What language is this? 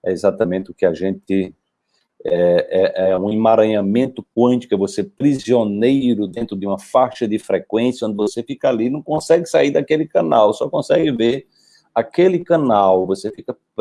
Portuguese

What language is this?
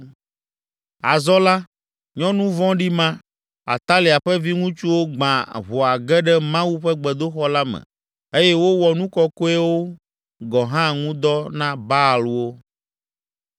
Ewe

